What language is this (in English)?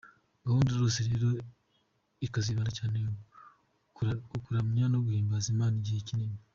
Kinyarwanda